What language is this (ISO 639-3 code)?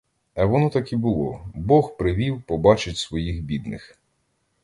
ukr